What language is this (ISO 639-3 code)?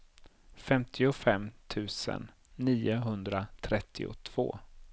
swe